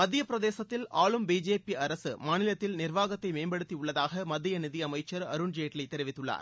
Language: Tamil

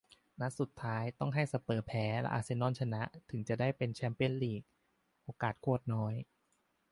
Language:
Thai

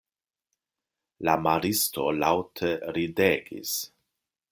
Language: Esperanto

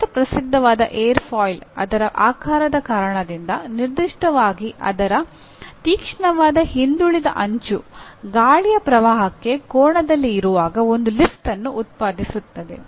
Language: Kannada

